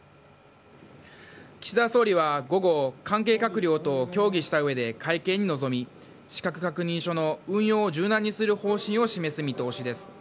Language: Japanese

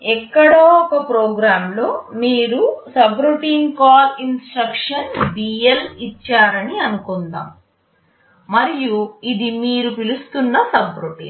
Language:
Telugu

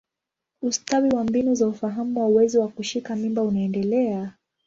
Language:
Swahili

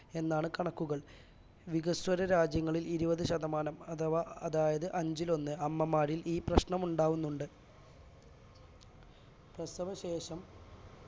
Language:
Malayalam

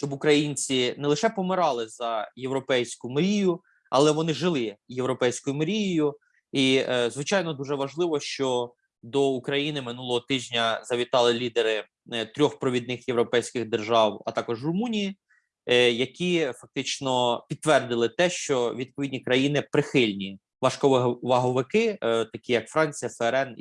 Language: Ukrainian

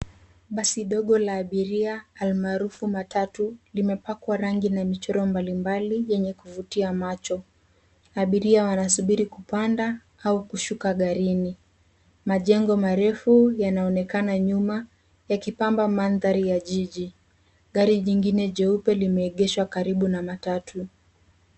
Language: Swahili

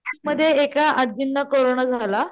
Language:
Marathi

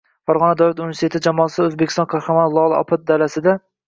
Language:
Uzbek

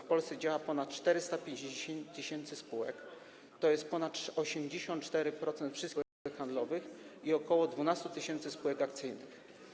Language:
Polish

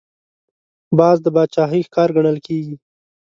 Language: Pashto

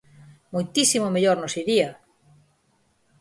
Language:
Galician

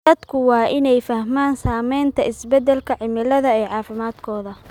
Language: Somali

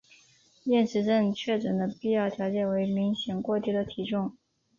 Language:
Chinese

